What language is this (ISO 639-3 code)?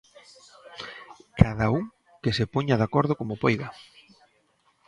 glg